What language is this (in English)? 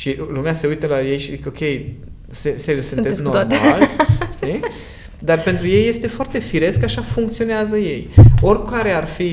Romanian